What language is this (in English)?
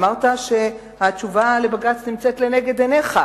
Hebrew